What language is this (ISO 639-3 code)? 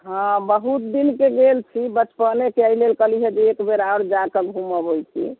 mai